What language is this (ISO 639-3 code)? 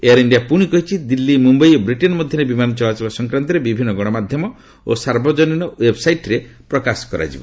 ori